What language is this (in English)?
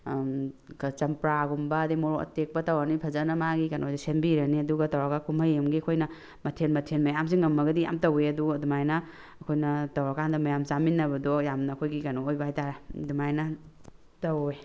Manipuri